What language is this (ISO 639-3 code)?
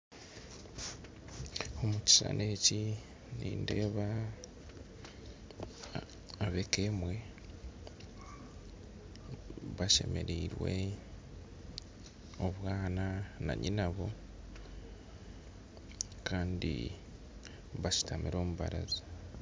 nyn